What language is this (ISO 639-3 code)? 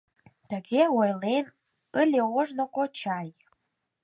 chm